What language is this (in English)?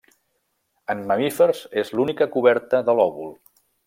Catalan